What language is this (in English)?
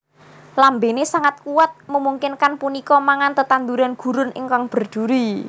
Javanese